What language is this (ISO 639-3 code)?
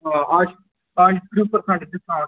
kas